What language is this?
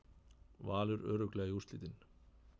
Icelandic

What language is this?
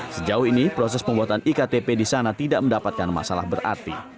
Indonesian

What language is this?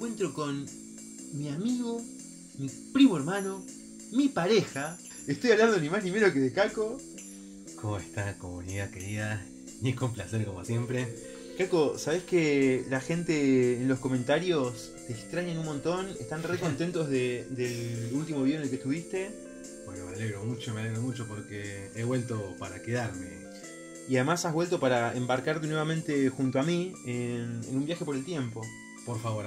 Spanish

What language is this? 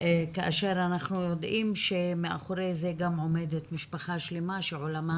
Hebrew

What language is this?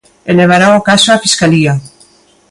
Galician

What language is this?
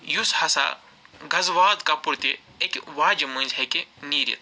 Kashmiri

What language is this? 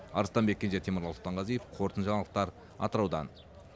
Kazakh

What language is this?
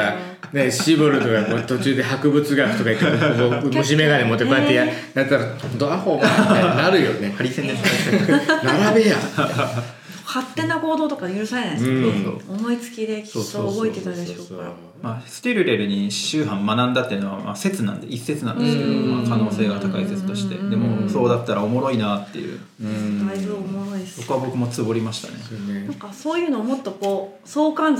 Japanese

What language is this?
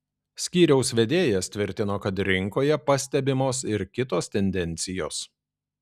Lithuanian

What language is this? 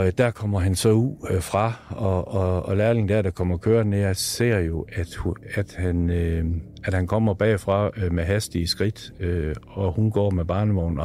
Danish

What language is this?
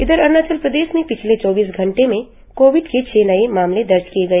Hindi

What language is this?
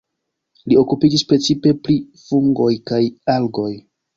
Esperanto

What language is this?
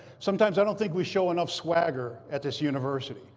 English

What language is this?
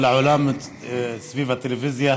Hebrew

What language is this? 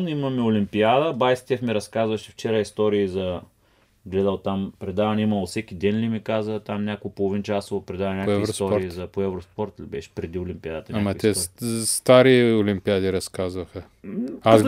Bulgarian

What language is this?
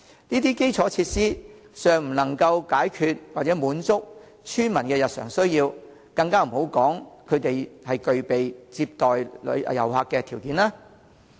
Cantonese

